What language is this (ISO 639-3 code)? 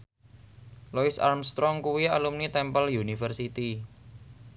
jav